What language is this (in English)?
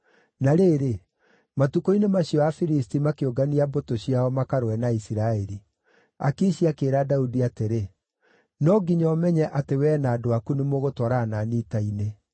Kikuyu